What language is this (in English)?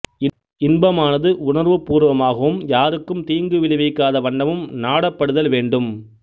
Tamil